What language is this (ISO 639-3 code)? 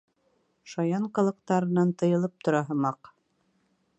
bak